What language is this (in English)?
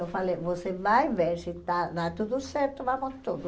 Portuguese